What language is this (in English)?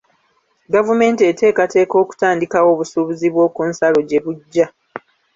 Ganda